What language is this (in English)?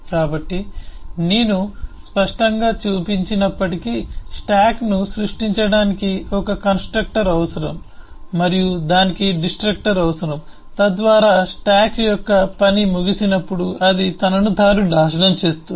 Telugu